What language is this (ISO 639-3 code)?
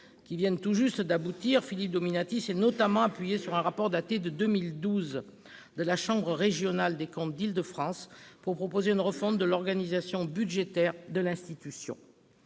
fra